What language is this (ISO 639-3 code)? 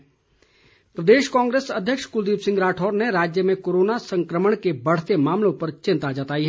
hin